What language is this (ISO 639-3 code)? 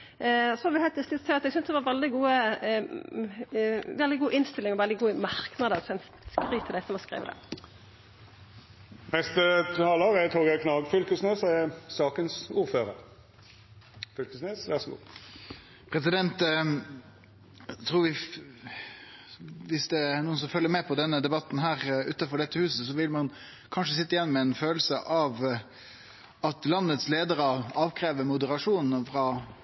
nno